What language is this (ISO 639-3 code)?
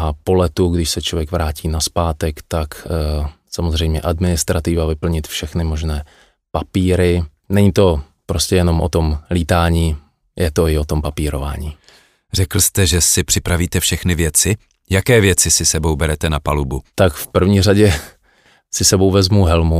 ces